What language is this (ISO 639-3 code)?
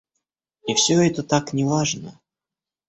rus